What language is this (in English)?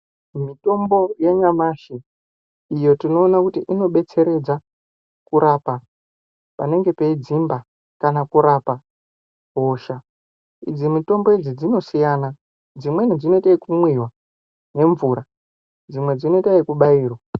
Ndau